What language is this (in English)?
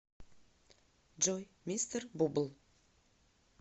Russian